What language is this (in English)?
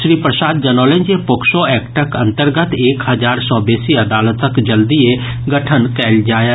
Maithili